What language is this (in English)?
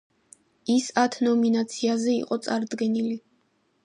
Georgian